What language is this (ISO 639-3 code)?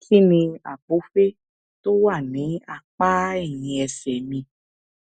yor